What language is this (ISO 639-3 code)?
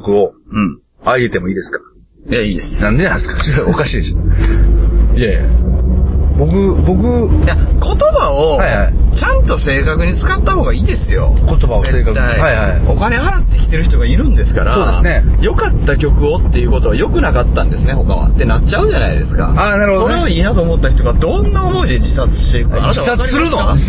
jpn